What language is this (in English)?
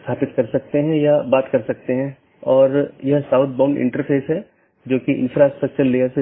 Hindi